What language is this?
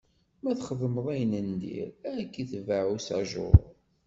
Kabyle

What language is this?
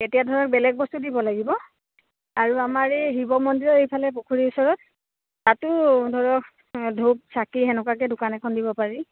Assamese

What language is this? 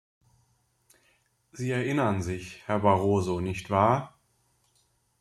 German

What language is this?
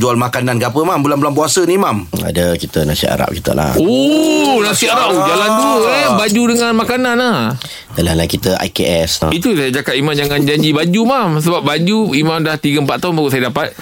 Malay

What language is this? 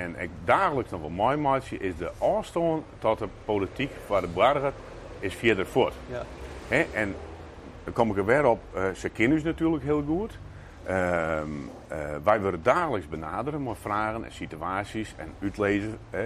Dutch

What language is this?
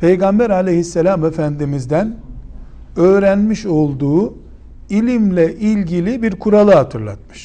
Turkish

